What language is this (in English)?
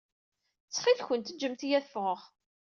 Kabyle